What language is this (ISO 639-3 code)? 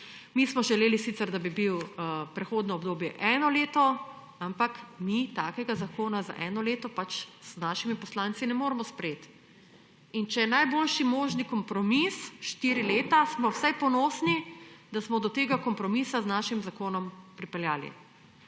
slv